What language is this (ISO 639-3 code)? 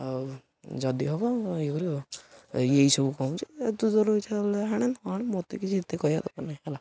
ori